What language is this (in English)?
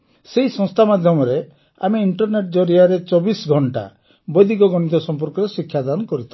Odia